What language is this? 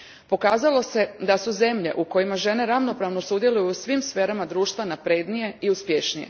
Croatian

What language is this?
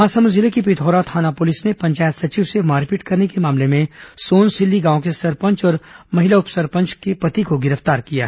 Hindi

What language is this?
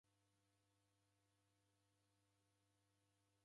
Taita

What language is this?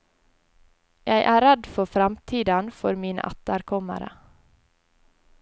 Norwegian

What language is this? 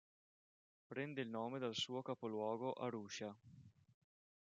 Italian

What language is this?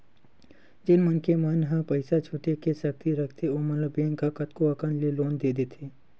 Chhattisgarhi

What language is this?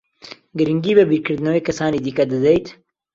Central Kurdish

